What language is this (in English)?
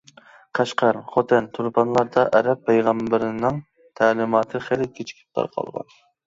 Uyghur